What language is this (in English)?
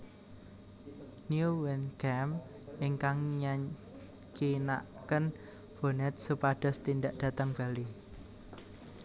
Javanese